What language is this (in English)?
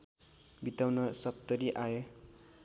Nepali